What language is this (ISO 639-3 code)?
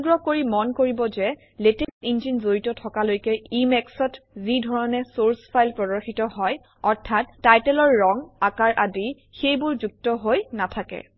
asm